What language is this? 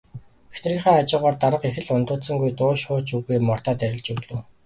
Mongolian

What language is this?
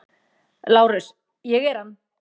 Icelandic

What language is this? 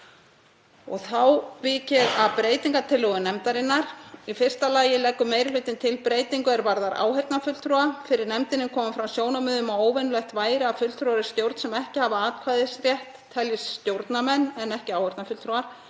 Icelandic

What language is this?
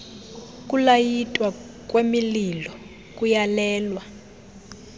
Xhosa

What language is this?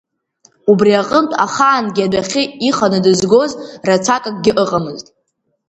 Abkhazian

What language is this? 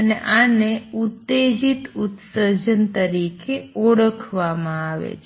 Gujarati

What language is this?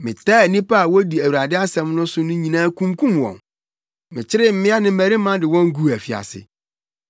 Akan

